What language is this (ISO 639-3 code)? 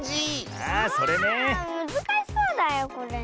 jpn